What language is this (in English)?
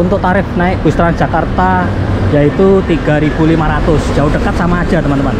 Indonesian